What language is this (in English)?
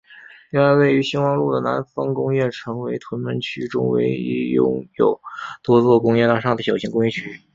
Chinese